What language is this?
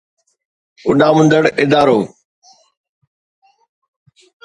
Sindhi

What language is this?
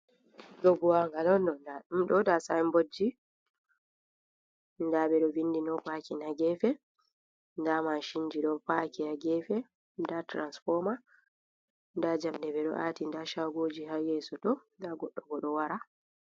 Fula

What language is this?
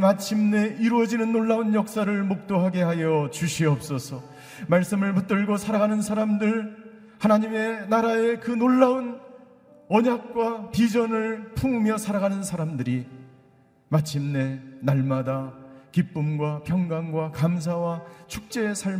Korean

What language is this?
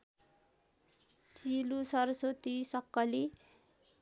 Nepali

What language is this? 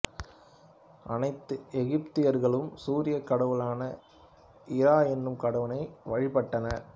Tamil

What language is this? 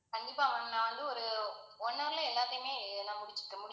Tamil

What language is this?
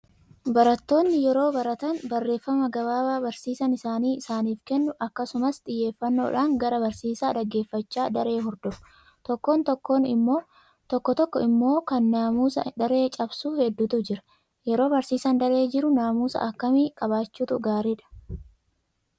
Oromo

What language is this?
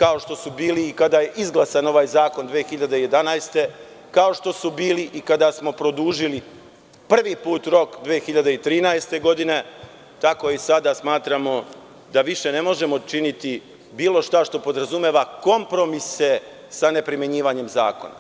Serbian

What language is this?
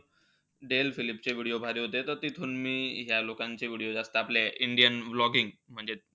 Marathi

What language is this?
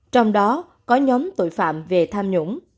Vietnamese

